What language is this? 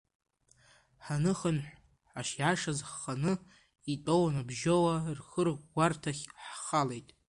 Abkhazian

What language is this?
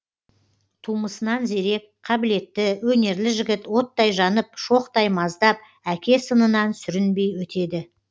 Kazakh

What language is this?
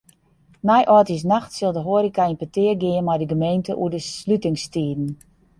Western Frisian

